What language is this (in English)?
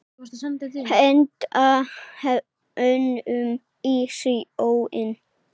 Icelandic